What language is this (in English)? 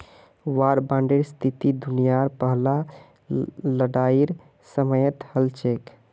Magahi